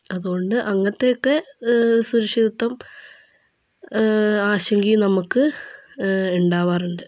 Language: Malayalam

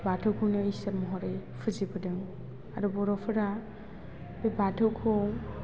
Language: Bodo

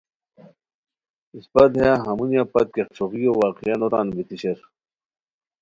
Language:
Khowar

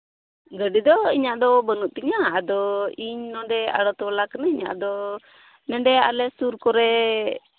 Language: Santali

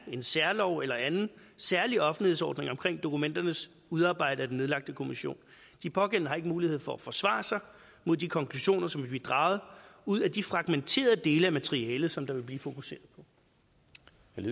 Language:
Danish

